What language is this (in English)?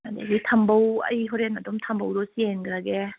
Manipuri